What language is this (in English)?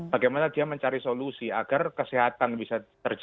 Indonesian